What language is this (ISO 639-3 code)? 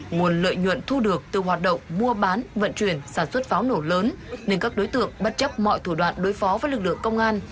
vie